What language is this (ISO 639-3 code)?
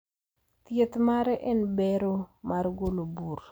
luo